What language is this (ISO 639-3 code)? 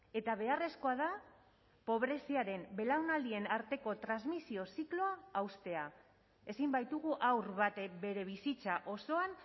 eus